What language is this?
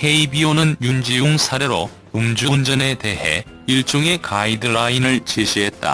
Korean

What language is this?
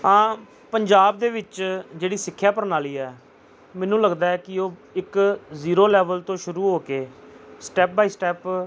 Punjabi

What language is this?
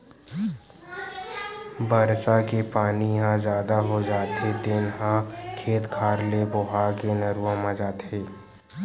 Chhattisgarhi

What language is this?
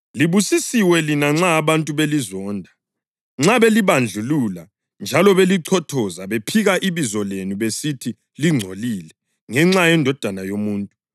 North Ndebele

